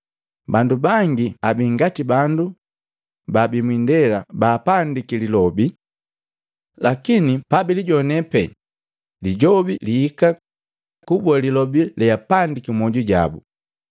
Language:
Matengo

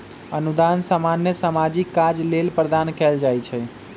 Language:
Magahi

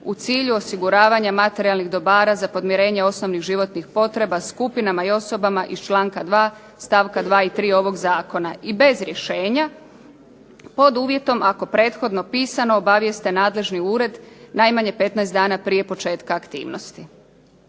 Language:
Croatian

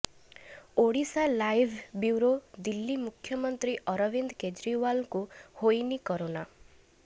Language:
Odia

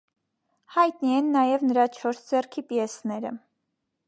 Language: Armenian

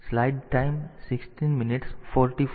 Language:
Gujarati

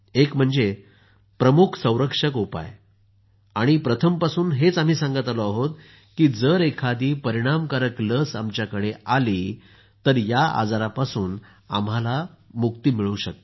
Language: Marathi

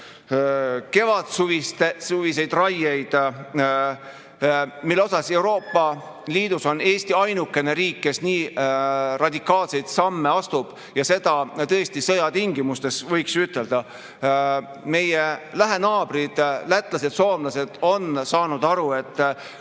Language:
Estonian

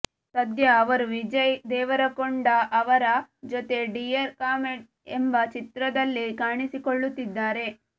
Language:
Kannada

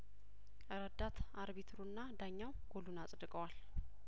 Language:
Amharic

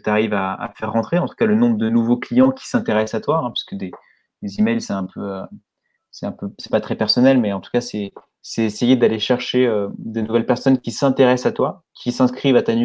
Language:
French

